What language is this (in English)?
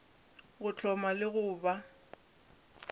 Northern Sotho